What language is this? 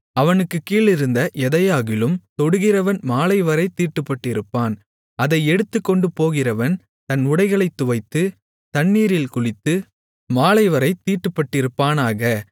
Tamil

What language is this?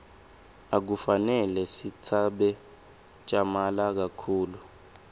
Swati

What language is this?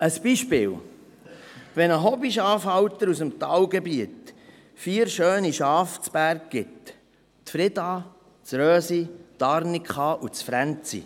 Swiss German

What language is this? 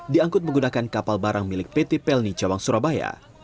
Indonesian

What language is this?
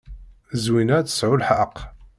Kabyle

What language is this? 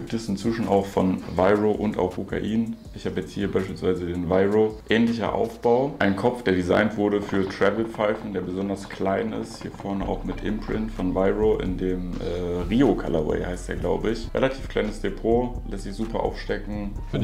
German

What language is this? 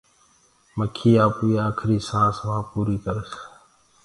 Gurgula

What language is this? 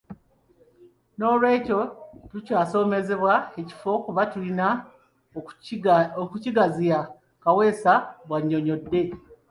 Ganda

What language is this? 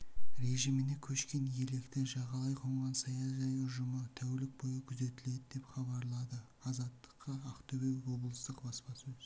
Kazakh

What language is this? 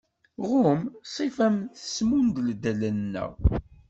Kabyle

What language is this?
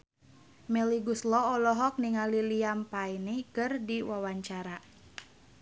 Sundanese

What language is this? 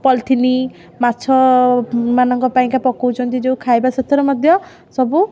Odia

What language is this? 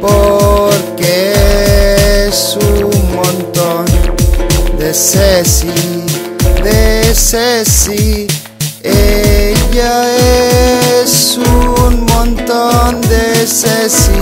French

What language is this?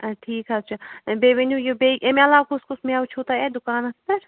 Kashmiri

